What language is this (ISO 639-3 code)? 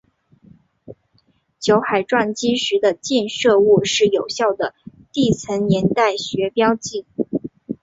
zho